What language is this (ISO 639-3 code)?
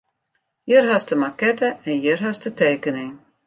fry